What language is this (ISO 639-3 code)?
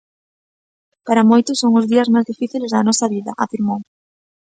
glg